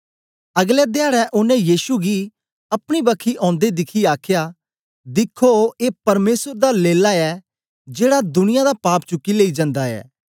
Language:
Dogri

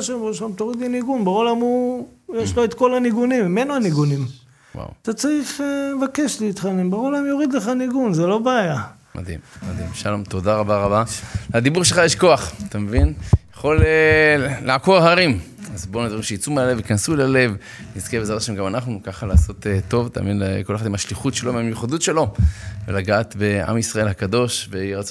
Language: Hebrew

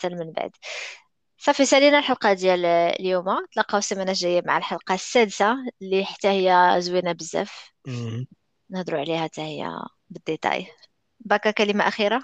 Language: Arabic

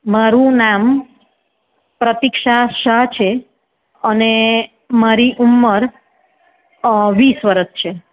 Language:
Gujarati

